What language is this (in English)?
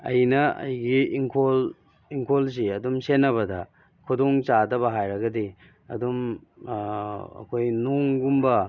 Manipuri